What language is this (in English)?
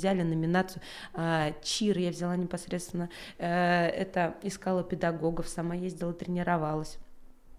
Russian